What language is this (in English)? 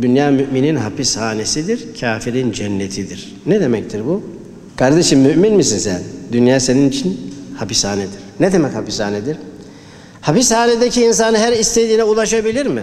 Turkish